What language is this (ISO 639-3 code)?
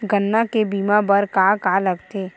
hne